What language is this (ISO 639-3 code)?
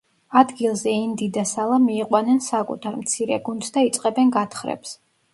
kat